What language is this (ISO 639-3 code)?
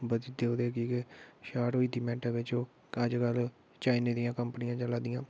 doi